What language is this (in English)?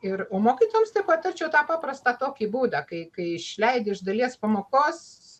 Lithuanian